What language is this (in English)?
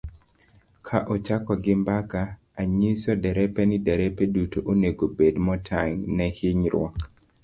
Luo (Kenya and Tanzania)